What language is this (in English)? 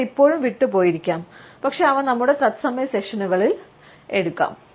Malayalam